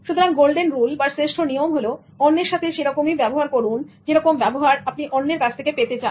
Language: Bangla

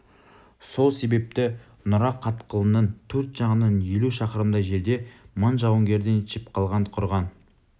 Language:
Kazakh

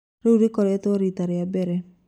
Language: Kikuyu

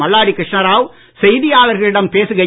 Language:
Tamil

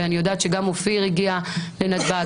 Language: Hebrew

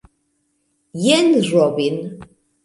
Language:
Esperanto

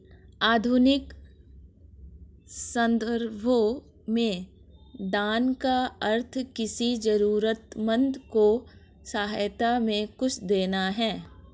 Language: Hindi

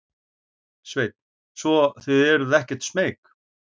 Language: Icelandic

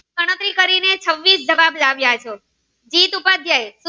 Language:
Gujarati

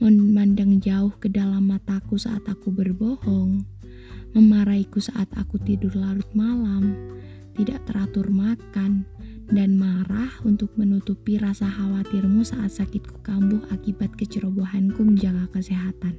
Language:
Indonesian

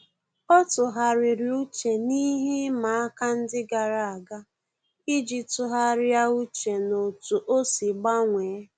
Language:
Igbo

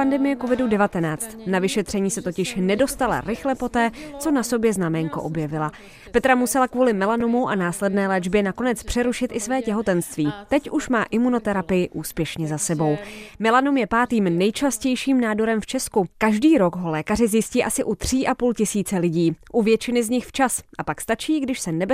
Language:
Czech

